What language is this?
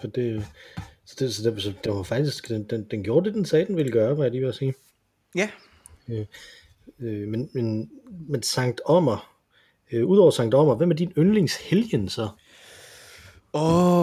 Danish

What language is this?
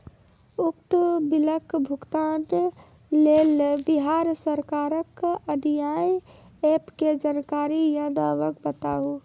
Maithili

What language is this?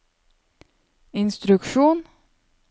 Norwegian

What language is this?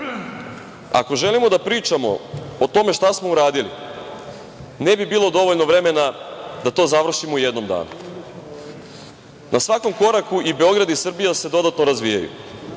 Serbian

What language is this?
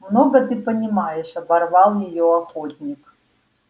Russian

